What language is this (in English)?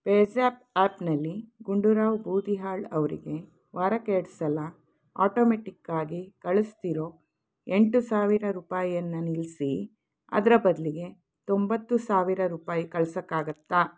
Kannada